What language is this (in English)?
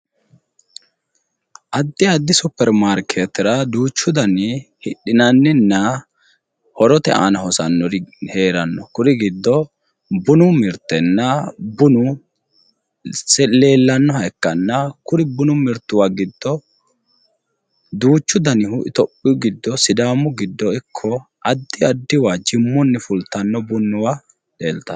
Sidamo